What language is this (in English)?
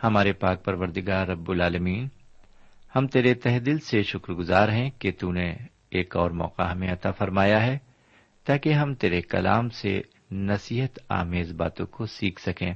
Urdu